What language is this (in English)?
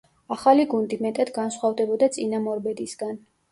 Georgian